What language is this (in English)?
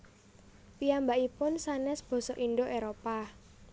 Javanese